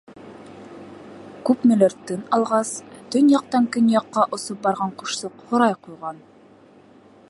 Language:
Bashkir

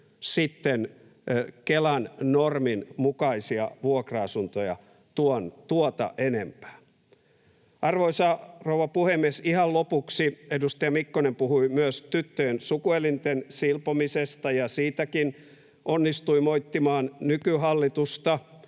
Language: Finnish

